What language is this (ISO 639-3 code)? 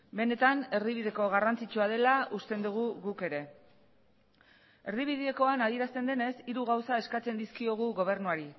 eus